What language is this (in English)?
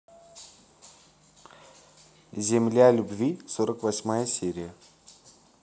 Russian